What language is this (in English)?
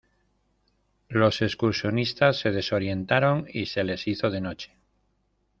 Spanish